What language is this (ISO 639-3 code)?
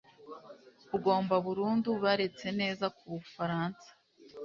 kin